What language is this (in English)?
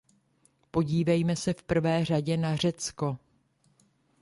Czech